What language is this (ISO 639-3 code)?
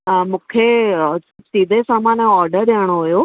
snd